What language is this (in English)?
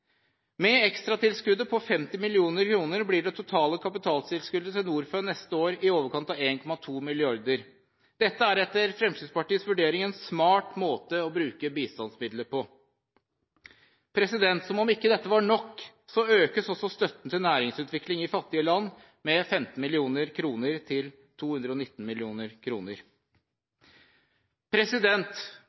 Norwegian Bokmål